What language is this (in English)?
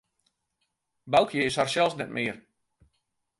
Western Frisian